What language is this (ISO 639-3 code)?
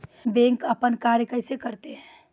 mai